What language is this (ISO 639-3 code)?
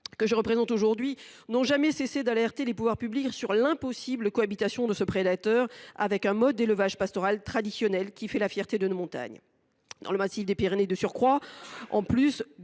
fra